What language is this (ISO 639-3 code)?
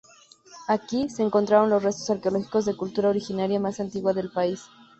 spa